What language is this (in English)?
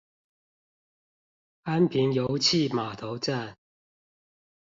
Chinese